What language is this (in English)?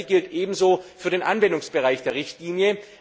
German